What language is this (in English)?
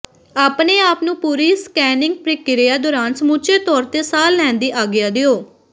Punjabi